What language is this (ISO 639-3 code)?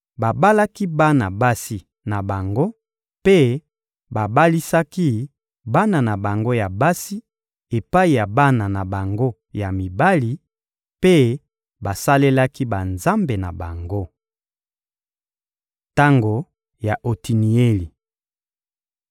lin